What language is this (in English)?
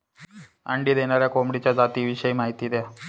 Marathi